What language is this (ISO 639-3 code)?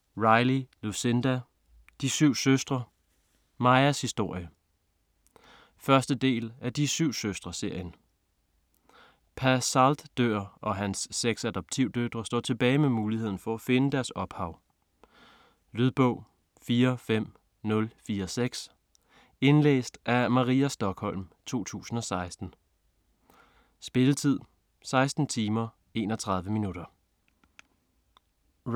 dan